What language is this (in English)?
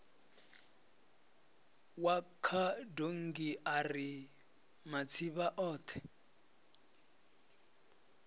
Venda